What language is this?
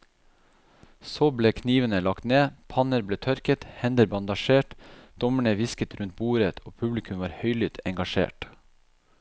Norwegian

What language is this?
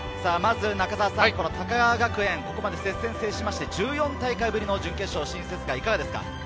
Japanese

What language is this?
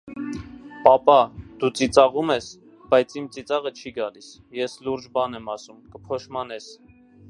Armenian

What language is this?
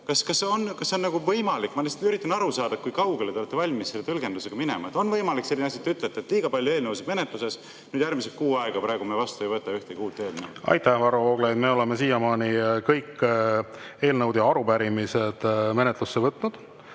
Estonian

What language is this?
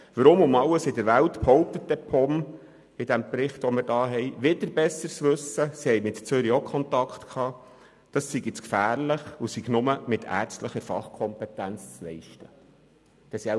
Swiss German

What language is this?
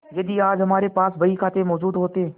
Hindi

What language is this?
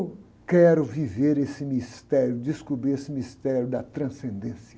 Portuguese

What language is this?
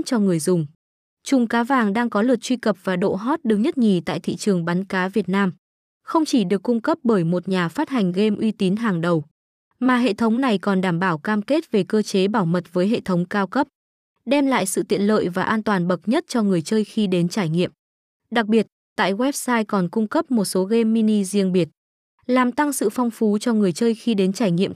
Vietnamese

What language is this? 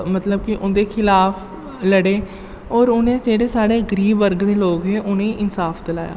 Dogri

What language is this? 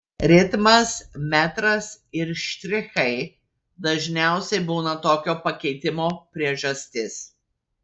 Lithuanian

